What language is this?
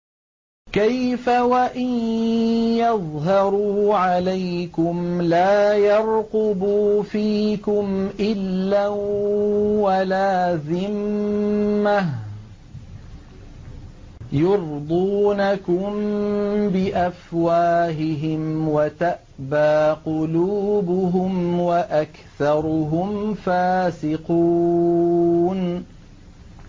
Arabic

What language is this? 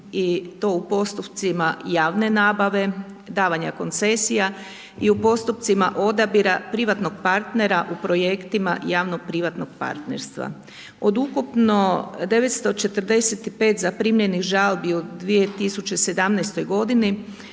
Croatian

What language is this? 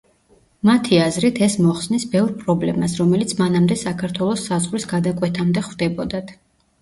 Georgian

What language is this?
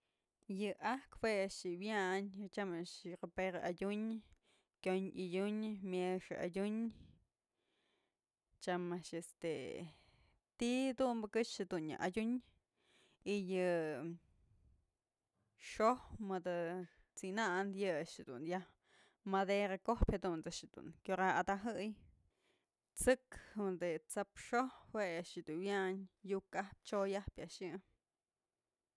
Mazatlán Mixe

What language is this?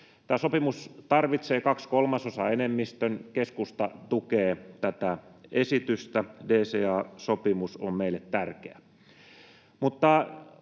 Finnish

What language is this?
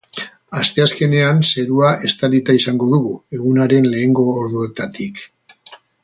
Basque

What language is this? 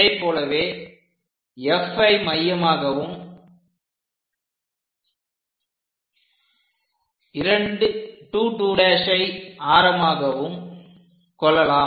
Tamil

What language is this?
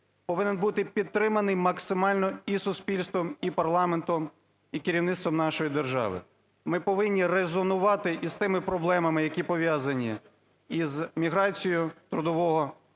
Ukrainian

